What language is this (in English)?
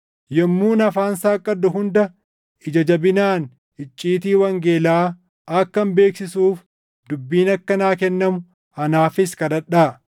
Oromo